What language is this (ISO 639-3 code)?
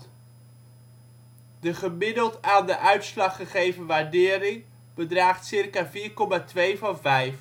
nld